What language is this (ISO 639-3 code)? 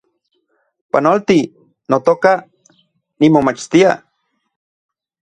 ncx